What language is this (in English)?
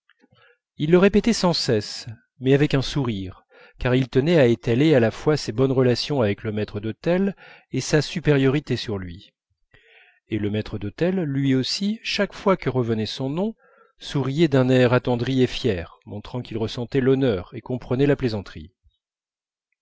French